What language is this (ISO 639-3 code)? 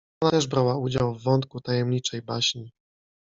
pol